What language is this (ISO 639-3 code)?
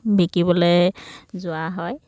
asm